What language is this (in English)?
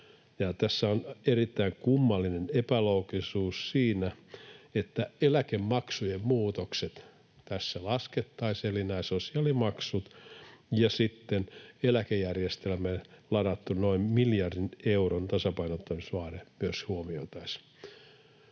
Finnish